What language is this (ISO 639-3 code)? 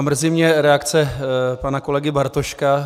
ces